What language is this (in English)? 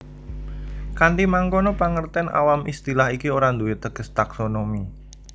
Javanese